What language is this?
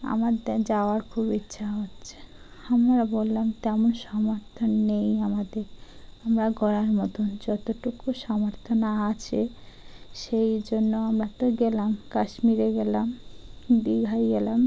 Bangla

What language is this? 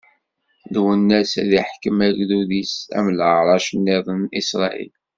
Kabyle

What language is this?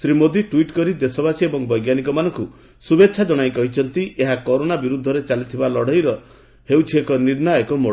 Odia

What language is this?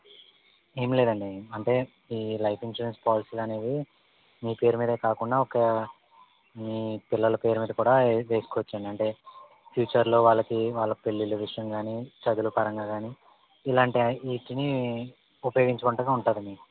Telugu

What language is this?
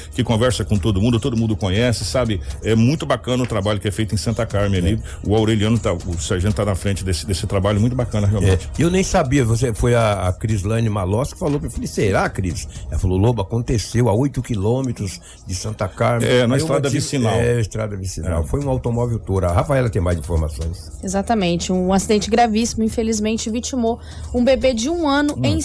Portuguese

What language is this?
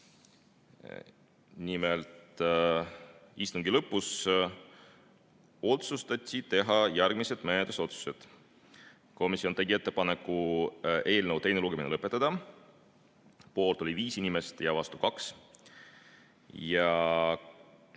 Estonian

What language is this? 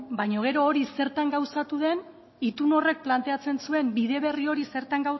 Basque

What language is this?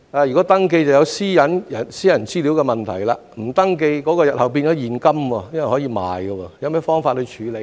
Cantonese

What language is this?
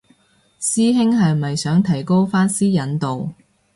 Cantonese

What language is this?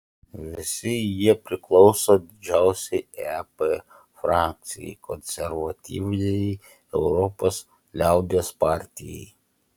Lithuanian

